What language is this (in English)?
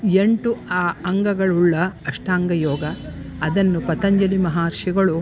Kannada